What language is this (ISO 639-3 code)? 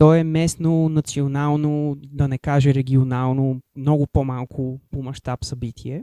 bul